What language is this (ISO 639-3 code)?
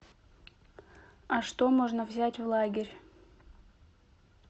rus